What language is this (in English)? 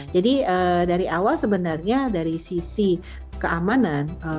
Indonesian